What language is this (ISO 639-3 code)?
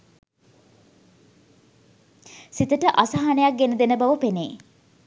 sin